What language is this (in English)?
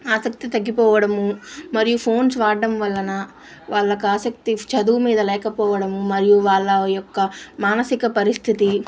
Telugu